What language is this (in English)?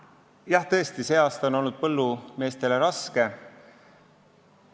Estonian